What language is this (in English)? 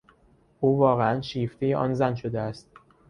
Persian